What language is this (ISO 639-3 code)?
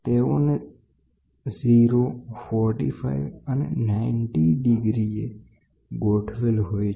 guj